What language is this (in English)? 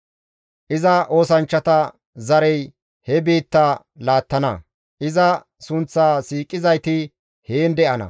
Gamo